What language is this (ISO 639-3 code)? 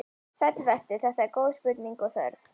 isl